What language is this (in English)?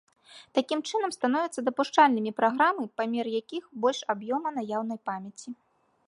Belarusian